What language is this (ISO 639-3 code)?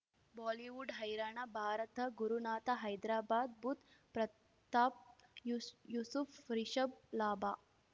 kan